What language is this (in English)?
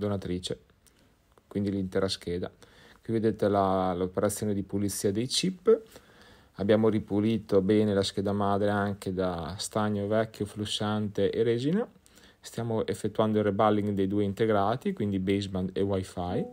Italian